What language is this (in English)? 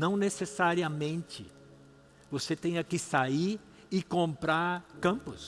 Portuguese